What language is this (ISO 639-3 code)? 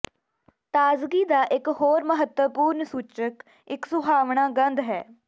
pan